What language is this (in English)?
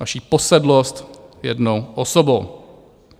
Czech